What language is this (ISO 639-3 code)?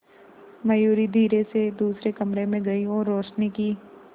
hin